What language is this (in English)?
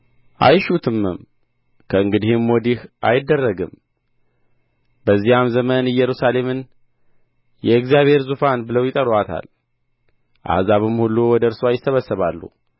Amharic